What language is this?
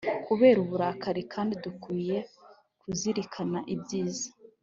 Kinyarwanda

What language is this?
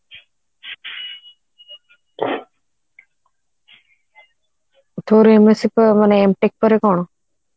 Odia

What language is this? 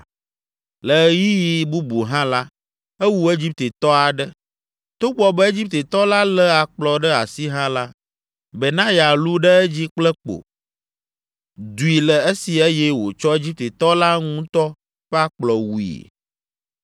Ewe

